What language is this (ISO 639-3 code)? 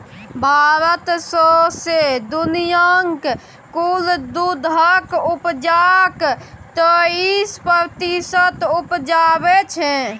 mai